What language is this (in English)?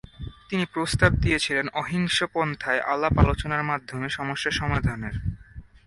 Bangla